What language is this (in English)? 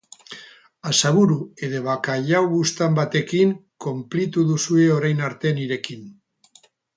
Basque